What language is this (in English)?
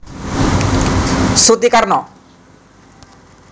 Javanese